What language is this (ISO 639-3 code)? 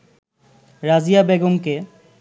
ben